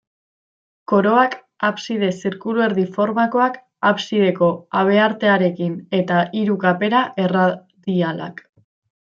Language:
Basque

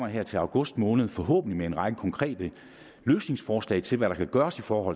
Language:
Danish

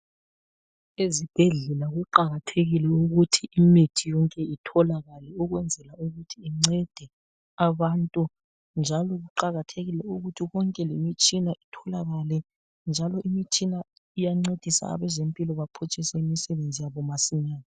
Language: North Ndebele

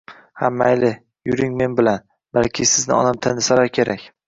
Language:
Uzbek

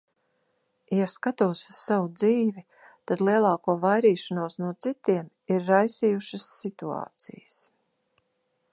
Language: Latvian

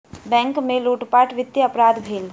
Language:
Maithili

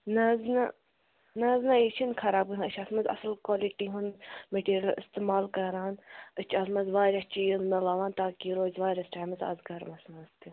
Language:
Kashmiri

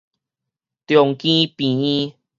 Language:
Min Nan Chinese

